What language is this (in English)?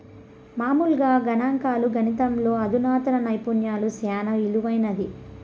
Telugu